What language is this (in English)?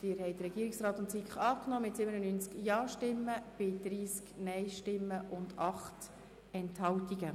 Swiss German